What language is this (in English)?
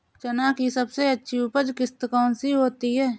Hindi